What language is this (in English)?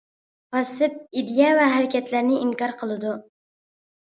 Uyghur